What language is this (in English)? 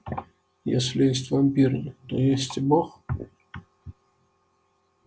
Russian